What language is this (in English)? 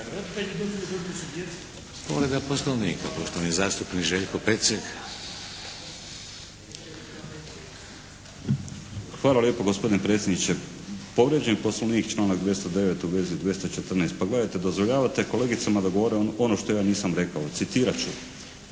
Croatian